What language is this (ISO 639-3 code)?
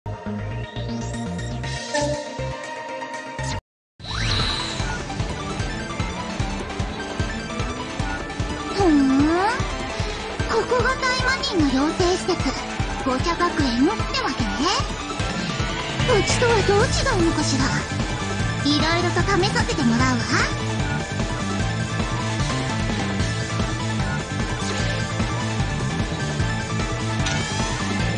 jpn